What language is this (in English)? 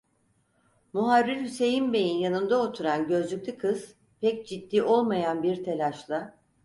Turkish